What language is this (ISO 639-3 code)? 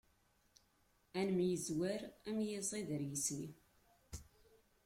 kab